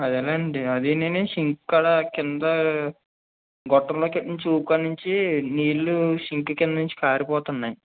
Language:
Telugu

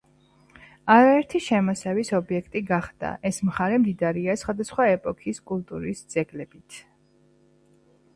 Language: Georgian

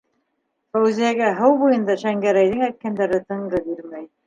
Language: Bashkir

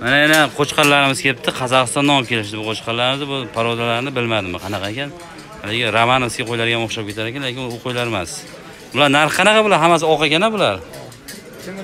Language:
Turkish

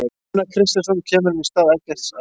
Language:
Icelandic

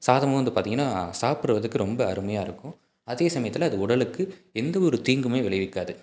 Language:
Tamil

